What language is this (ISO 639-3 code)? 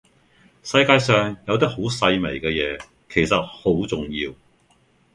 yue